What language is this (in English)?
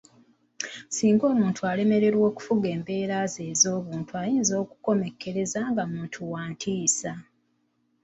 Ganda